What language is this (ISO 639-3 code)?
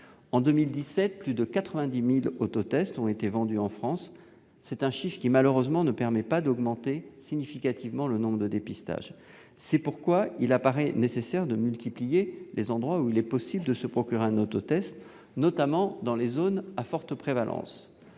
fra